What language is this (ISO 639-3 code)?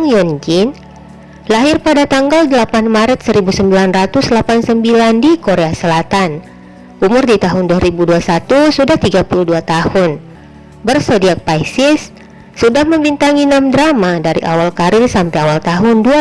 ind